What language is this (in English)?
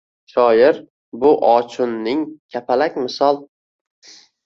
Uzbek